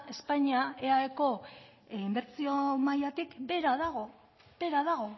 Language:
Basque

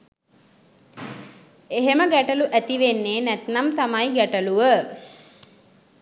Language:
Sinhala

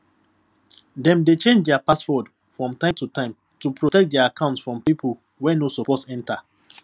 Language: Nigerian Pidgin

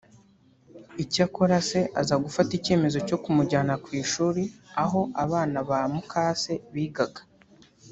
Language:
Kinyarwanda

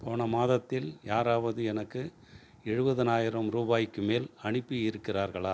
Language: Tamil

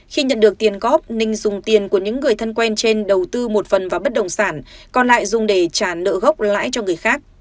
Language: Vietnamese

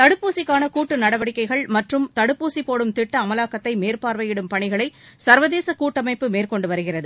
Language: Tamil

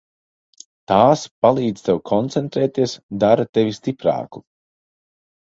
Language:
Latvian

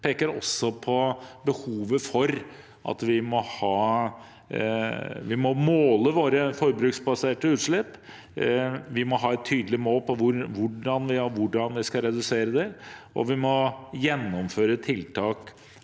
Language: Norwegian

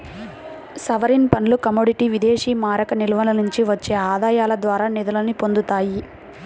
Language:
Telugu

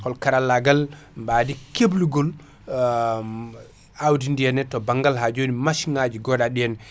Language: Fula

